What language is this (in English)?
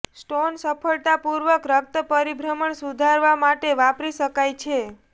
Gujarati